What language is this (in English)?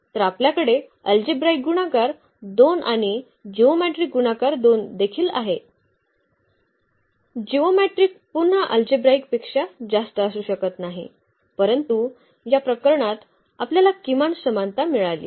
Marathi